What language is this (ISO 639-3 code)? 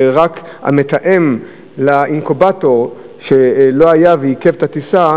heb